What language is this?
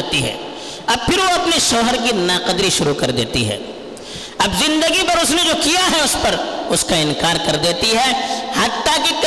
Urdu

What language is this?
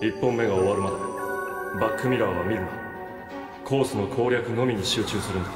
Japanese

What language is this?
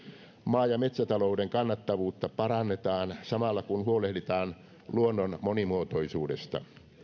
Finnish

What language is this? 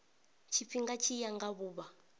Venda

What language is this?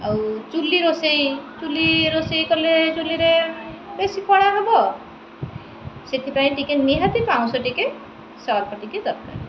Odia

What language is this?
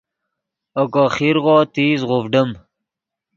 Yidgha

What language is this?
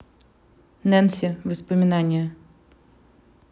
Russian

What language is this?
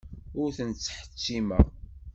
Kabyle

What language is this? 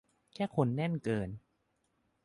Thai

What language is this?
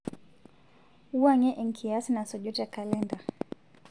Masai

